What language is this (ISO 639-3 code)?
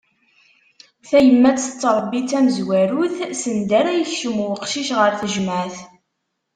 kab